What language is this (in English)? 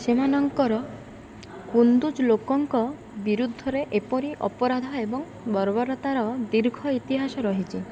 Odia